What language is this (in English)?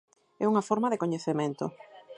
Galician